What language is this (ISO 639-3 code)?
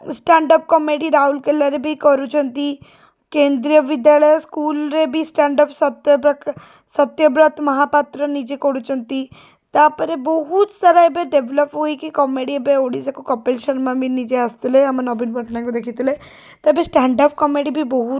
ori